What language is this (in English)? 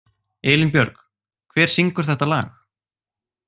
Icelandic